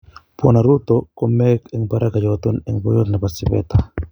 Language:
Kalenjin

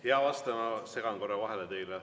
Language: Estonian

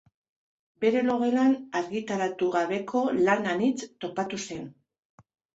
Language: Basque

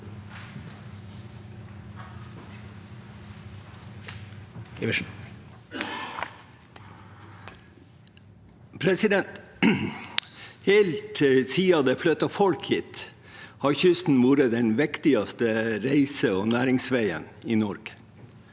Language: Norwegian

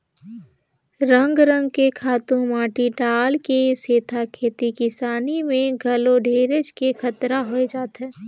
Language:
Chhattisgarhi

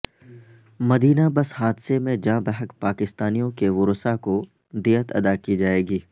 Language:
Urdu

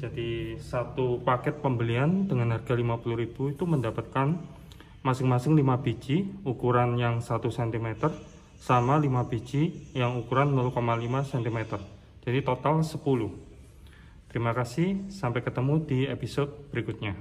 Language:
Indonesian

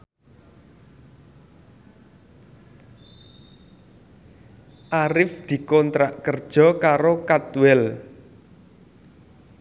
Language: Javanese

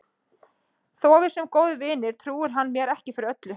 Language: Icelandic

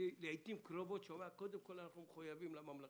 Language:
Hebrew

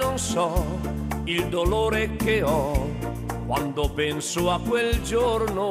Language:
Italian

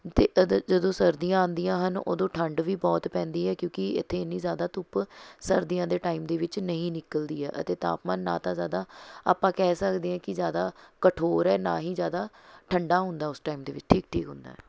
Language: Punjabi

